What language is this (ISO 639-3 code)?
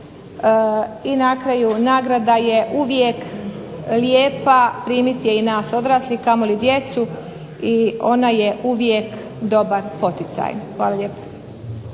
hrv